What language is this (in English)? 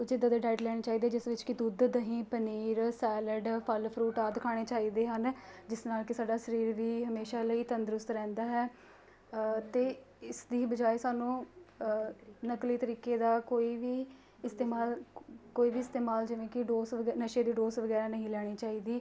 Punjabi